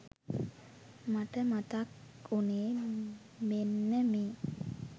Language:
Sinhala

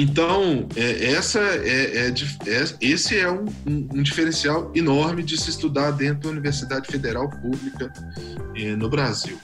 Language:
Portuguese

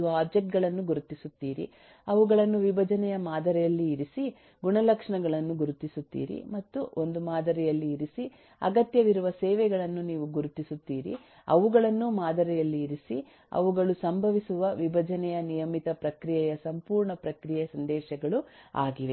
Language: Kannada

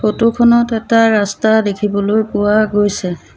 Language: Assamese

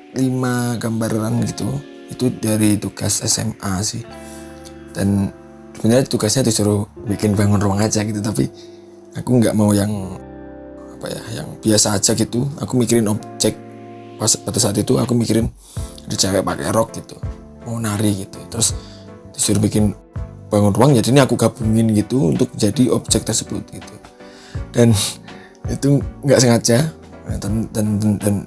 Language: Indonesian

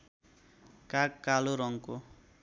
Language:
Nepali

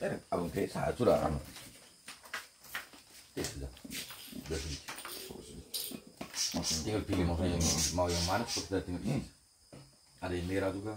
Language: Indonesian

